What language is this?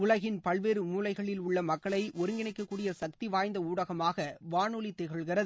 Tamil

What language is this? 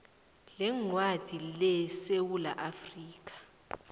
South Ndebele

